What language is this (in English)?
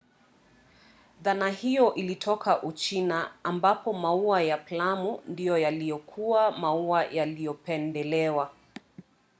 Swahili